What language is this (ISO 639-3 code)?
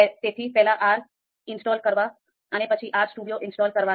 guj